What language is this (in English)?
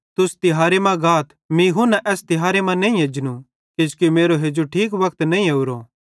Bhadrawahi